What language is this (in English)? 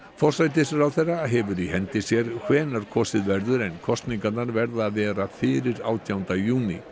Icelandic